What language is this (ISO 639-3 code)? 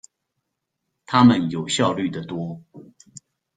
zho